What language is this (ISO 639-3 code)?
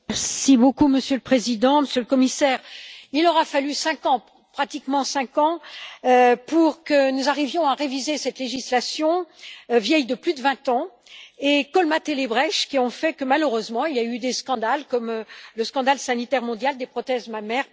fra